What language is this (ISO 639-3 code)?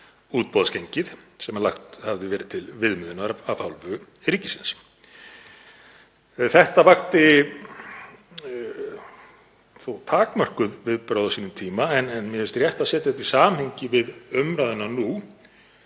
isl